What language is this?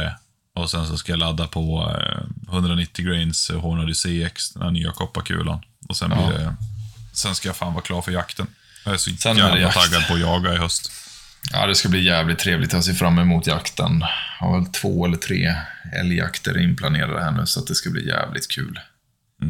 Swedish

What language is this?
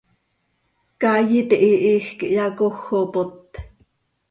Seri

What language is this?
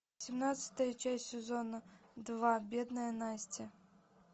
Russian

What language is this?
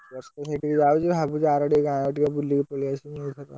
Odia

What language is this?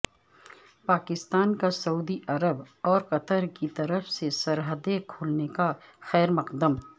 Urdu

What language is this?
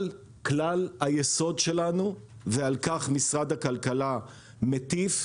Hebrew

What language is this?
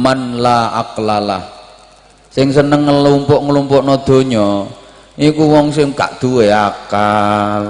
Indonesian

